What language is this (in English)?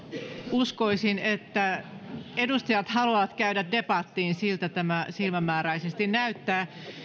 Finnish